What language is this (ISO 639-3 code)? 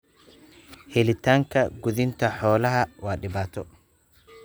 som